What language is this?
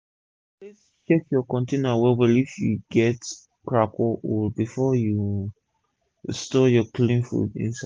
Nigerian Pidgin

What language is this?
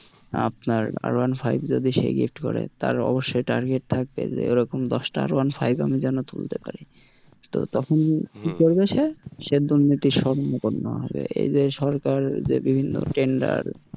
Bangla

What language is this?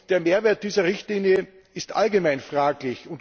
German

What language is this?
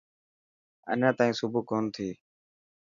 Dhatki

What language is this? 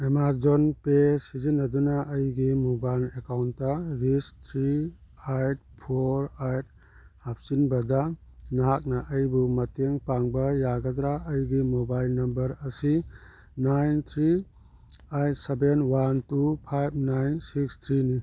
Manipuri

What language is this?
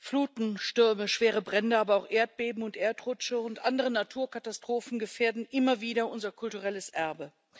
German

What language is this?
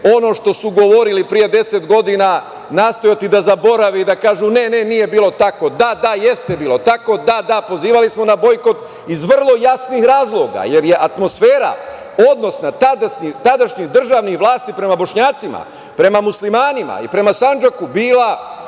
Serbian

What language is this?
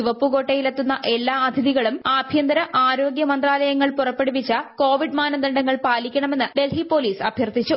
Malayalam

